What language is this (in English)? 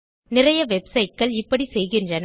Tamil